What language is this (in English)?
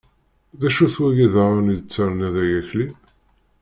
Kabyle